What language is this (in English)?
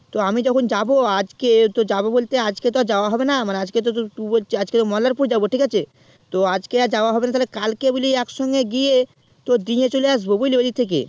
Bangla